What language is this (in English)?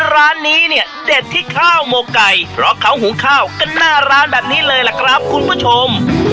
Thai